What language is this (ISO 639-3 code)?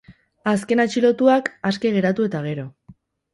eus